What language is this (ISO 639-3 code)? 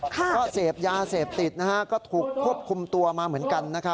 tha